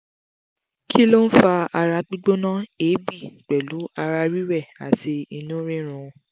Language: Yoruba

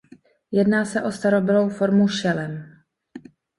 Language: Czech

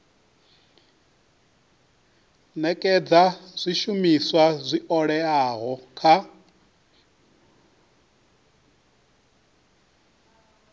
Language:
Venda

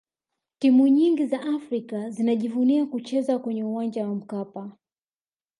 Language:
Swahili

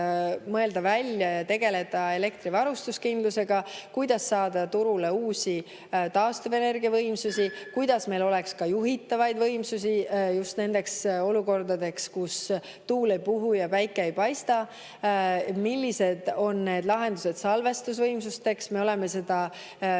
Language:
Estonian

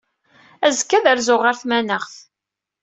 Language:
Kabyle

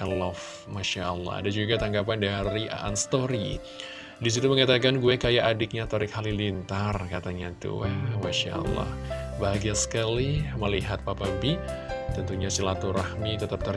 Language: Indonesian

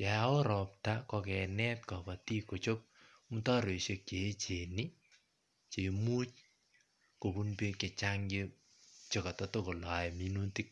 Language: Kalenjin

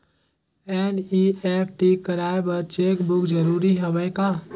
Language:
Chhattisgarhi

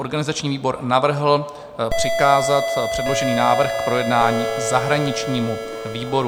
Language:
Czech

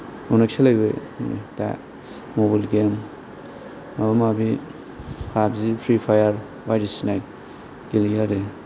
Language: Bodo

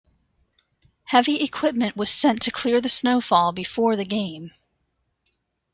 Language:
English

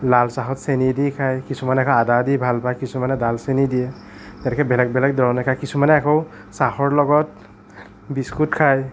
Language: Assamese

